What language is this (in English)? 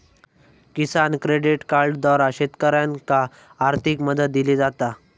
Marathi